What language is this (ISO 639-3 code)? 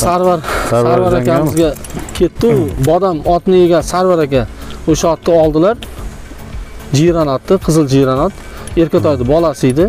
tur